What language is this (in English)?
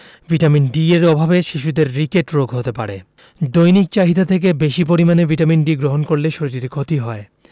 Bangla